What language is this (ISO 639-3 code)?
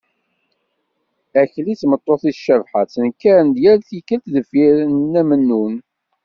kab